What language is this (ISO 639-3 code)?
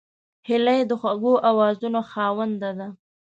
pus